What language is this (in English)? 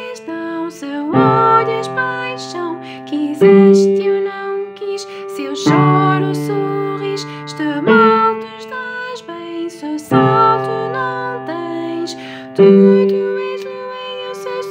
Portuguese